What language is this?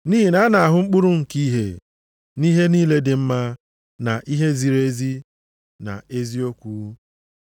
Igbo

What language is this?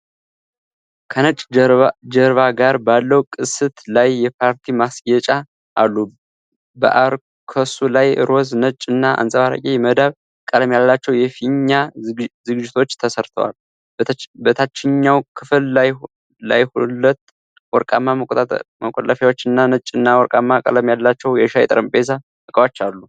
Amharic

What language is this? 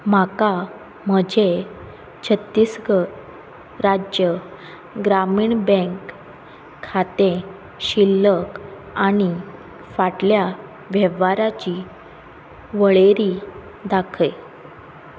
Konkani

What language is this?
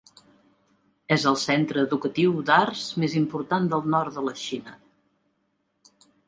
Catalan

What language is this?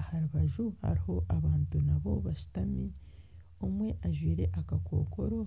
Nyankole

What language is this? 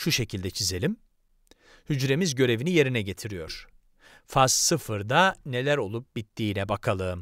Turkish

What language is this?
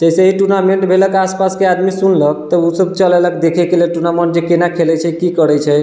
Maithili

